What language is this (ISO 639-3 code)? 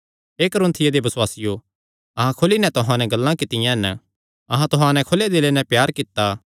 xnr